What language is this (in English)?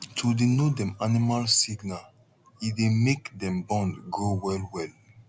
Nigerian Pidgin